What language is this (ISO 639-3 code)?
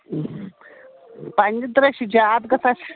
kas